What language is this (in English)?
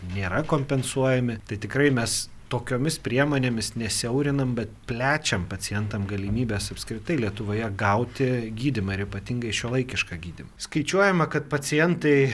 Lithuanian